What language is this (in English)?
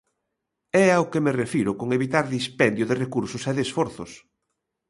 Galician